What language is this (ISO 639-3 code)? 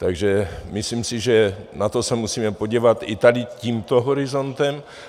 ces